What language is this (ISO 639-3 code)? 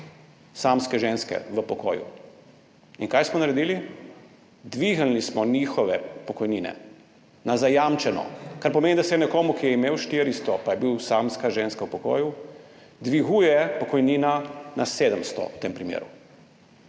slv